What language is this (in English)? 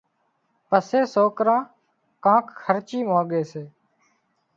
Wadiyara Koli